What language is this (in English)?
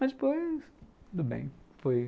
Portuguese